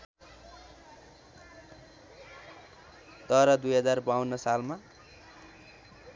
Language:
Nepali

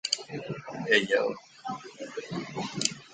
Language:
Thai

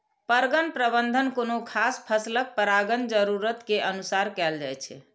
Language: Maithili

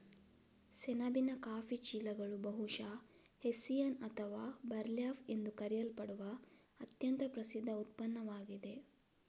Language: Kannada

